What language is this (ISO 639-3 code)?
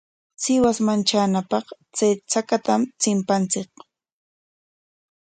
qwa